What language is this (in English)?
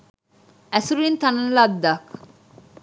Sinhala